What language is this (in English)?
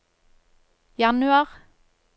Norwegian